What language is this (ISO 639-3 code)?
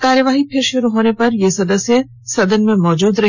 hin